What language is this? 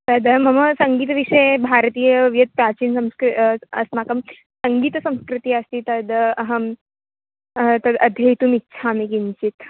Sanskrit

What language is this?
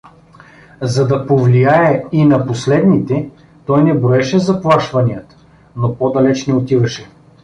Bulgarian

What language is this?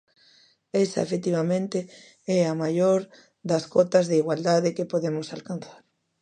Galician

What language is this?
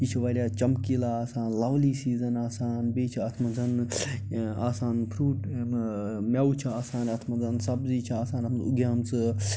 Kashmiri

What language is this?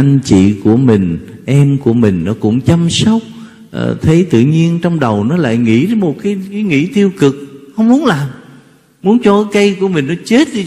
Vietnamese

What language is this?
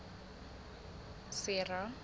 Southern Sotho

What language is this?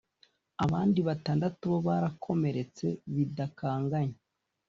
Kinyarwanda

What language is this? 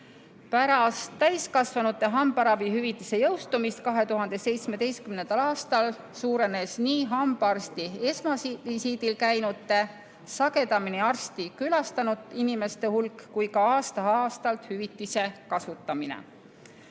Estonian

